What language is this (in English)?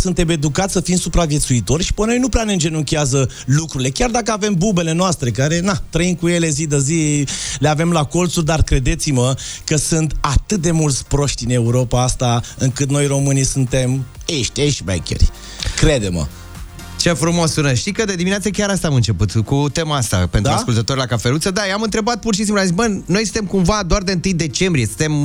Romanian